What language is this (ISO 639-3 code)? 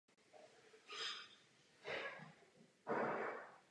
ces